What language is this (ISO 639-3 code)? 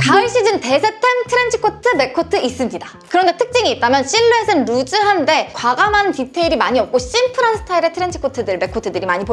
kor